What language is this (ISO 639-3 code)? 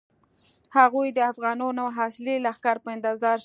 pus